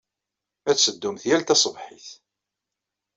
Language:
Kabyle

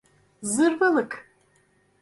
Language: Turkish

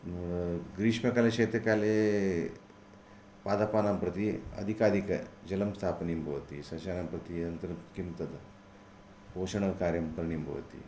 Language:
Sanskrit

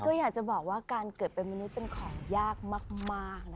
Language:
Thai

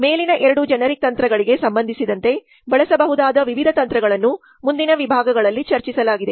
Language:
Kannada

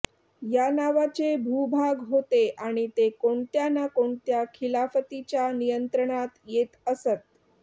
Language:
Marathi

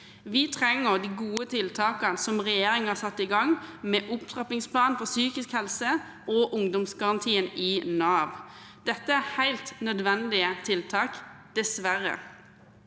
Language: Norwegian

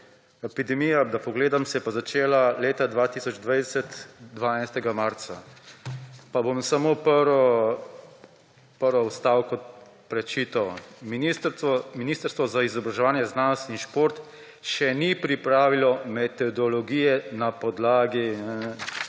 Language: Slovenian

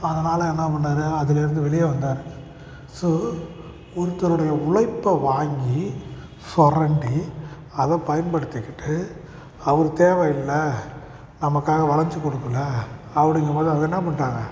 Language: Tamil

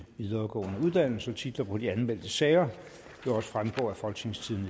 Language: Danish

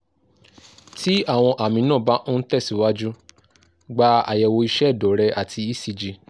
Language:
Yoruba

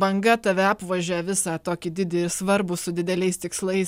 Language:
Lithuanian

